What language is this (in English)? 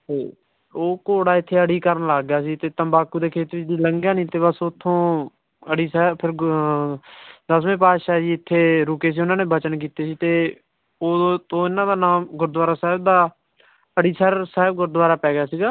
Punjabi